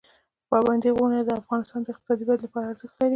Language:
Pashto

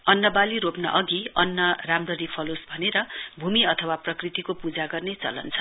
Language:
Nepali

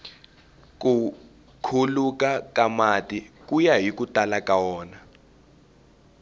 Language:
Tsonga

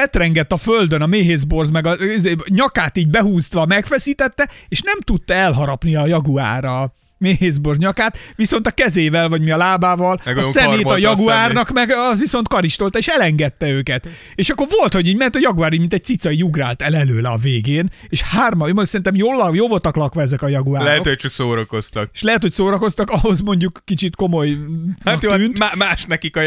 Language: Hungarian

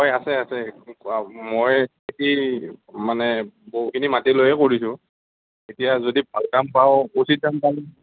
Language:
Assamese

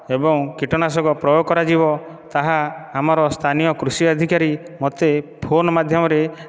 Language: Odia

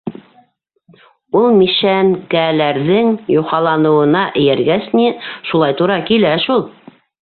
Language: Bashkir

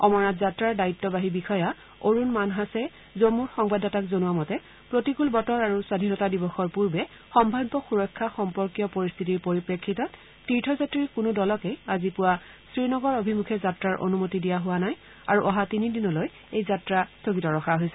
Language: Assamese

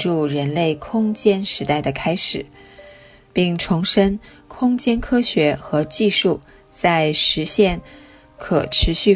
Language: Chinese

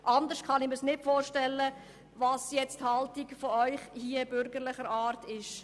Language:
Swiss German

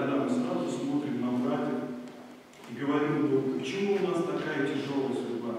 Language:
Russian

